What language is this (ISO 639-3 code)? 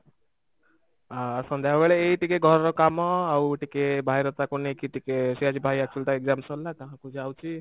ori